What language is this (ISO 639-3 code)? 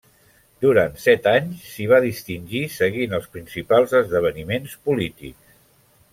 cat